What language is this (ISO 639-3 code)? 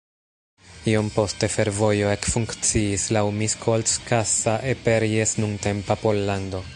epo